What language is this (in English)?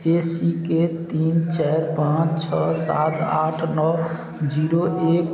Maithili